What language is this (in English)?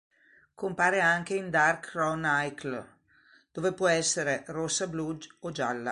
Italian